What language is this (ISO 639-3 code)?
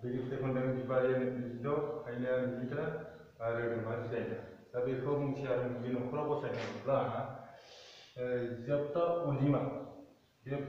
ron